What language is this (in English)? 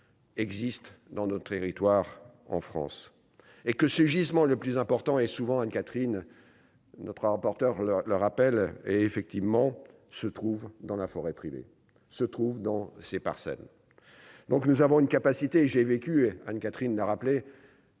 French